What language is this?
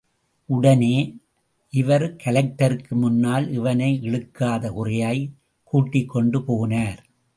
Tamil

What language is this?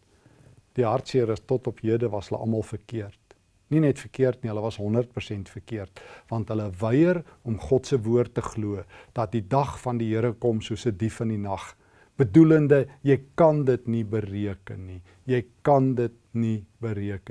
Dutch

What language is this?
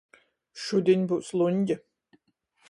Latgalian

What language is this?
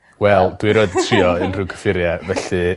Welsh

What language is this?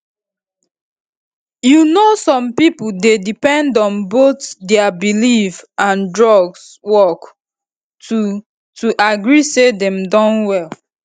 Nigerian Pidgin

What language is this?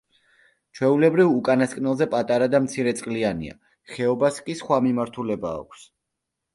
Georgian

